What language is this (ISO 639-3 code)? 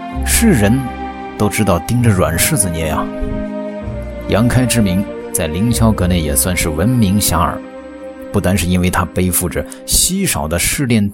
zho